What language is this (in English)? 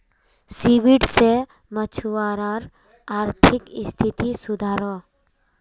Magahi